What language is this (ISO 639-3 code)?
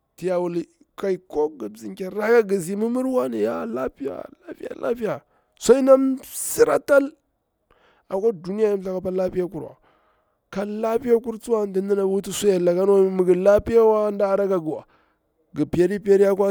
bwr